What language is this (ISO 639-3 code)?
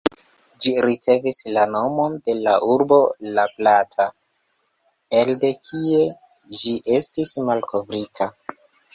epo